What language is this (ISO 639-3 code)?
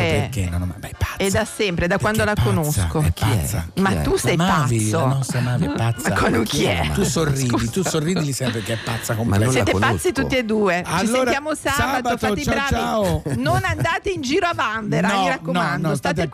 ita